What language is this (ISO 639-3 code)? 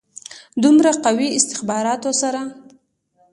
pus